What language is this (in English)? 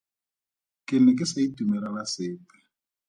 Tswana